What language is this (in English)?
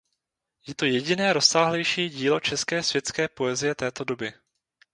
Czech